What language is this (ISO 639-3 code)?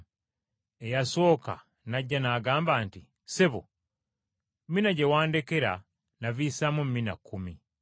lug